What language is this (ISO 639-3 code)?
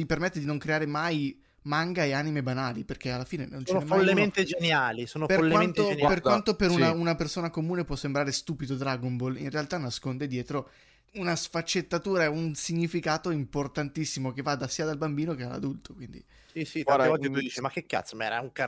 ita